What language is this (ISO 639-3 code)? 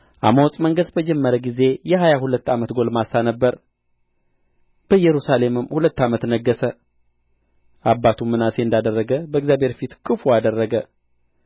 amh